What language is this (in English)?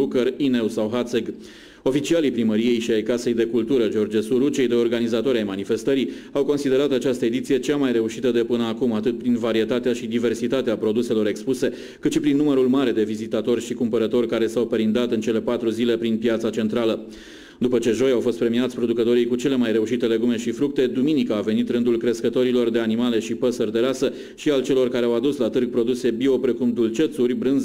Romanian